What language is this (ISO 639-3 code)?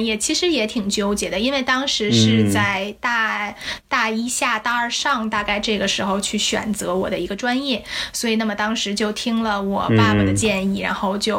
zho